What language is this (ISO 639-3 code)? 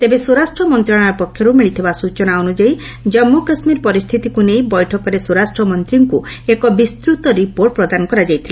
ori